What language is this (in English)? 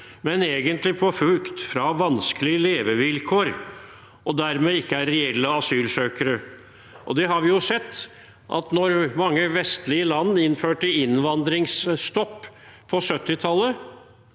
Norwegian